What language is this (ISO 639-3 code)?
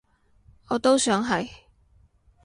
yue